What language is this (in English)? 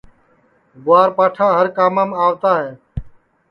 Sansi